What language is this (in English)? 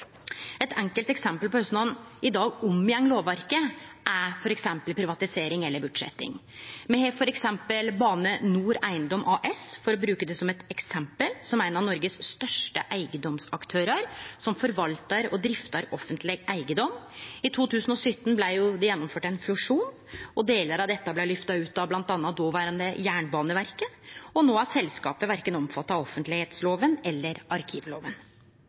Norwegian Nynorsk